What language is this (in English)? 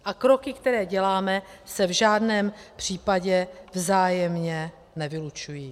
Czech